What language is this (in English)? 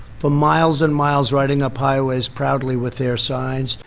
English